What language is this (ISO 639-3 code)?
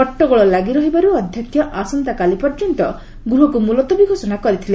ori